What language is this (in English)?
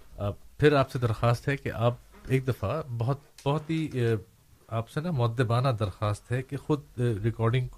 Urdu